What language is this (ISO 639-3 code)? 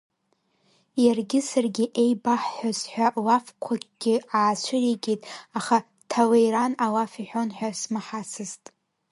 abk